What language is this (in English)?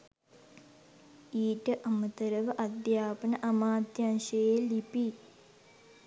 Sinhala